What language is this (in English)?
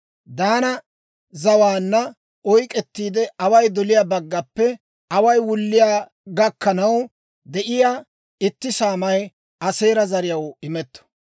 Dawro